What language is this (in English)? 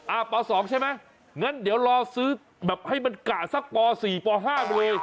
Thai